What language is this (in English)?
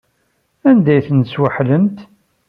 Kabyle